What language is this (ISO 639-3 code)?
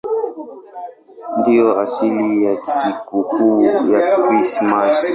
swa